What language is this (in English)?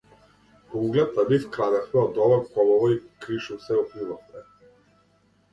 Macedonian